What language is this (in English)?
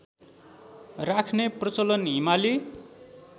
Nepali